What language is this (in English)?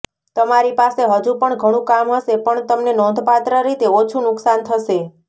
Gujarati